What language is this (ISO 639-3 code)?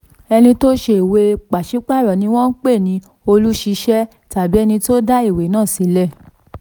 yor